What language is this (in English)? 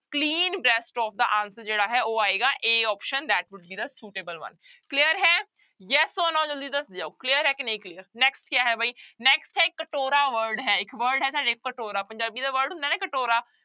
Punjabi